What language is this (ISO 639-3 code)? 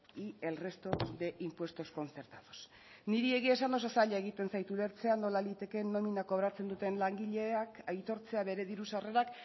eus